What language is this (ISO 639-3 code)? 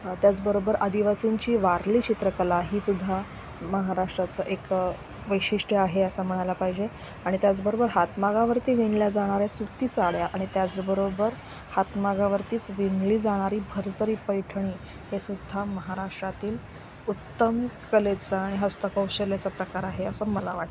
mar